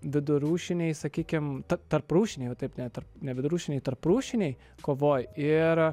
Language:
Lithuanian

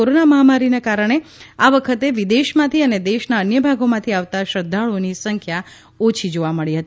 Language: Gujarati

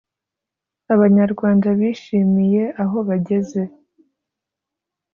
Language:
Kinyarwanda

